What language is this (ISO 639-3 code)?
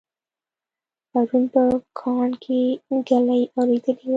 pus